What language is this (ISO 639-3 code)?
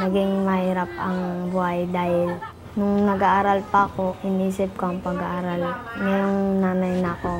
fil